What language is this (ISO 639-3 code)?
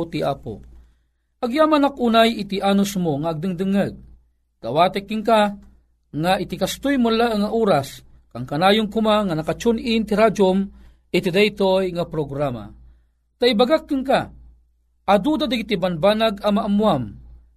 fil